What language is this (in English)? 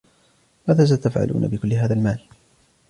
Arabic